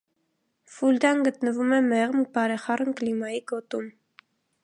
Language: Armenian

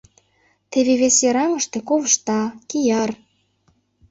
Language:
Mari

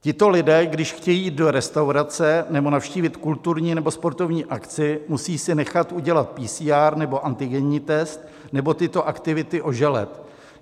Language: Czech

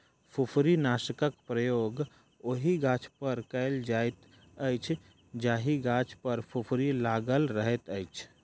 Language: Maithili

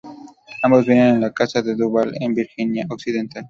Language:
Spanish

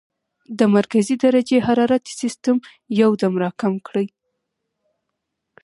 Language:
Pashto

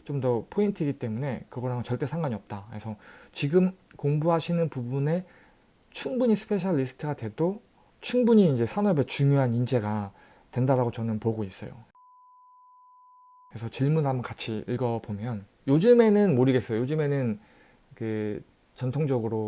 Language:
Korean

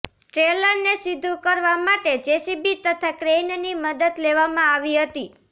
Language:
Gujarati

